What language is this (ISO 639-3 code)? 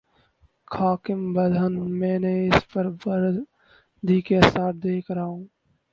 urd